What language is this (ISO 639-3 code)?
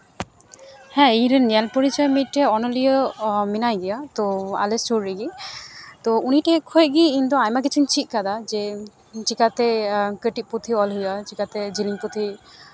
sat